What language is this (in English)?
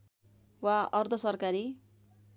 Nepali